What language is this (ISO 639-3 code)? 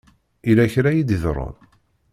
kab